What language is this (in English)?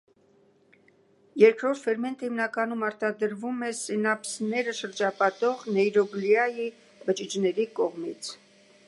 Armenian